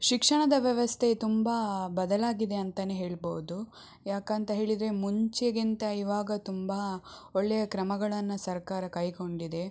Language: Kannada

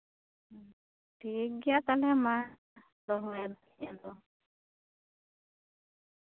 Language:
Santali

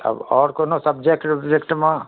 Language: Maithili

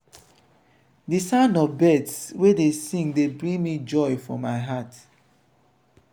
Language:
Nigerian Pidgin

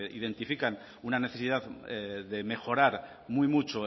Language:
Spanish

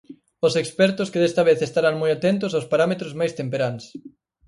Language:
Galician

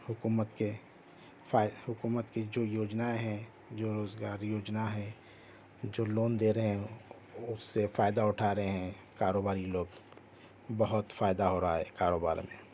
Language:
Urdu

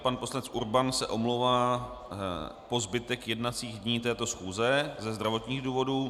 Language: Czech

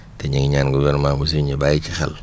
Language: Wolof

